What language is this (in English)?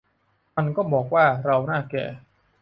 Thai